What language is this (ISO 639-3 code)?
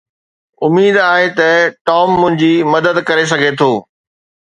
snd